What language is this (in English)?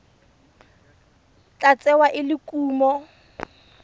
Tswana